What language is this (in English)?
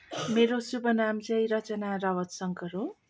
Nepali